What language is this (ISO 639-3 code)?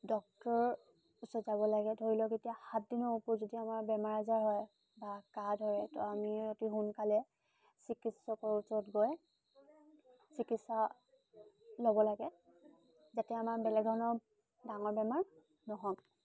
asm